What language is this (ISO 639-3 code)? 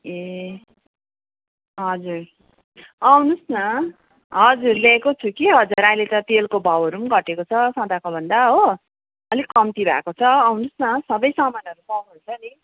nep